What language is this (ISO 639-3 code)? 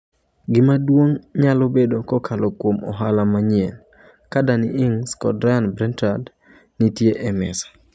luo